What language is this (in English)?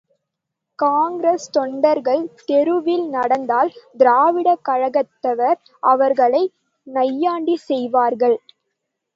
Tamil